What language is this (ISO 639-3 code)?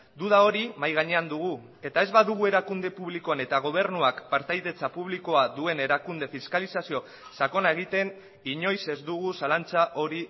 eus